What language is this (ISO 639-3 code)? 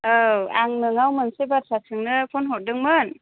brx